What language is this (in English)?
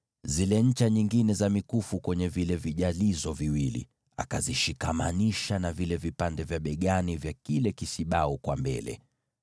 Swahili